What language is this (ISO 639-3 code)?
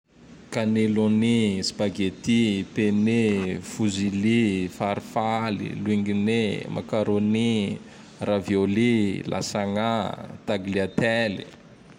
tdx